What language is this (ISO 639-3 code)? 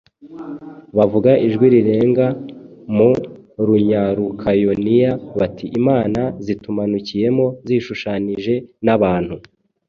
kin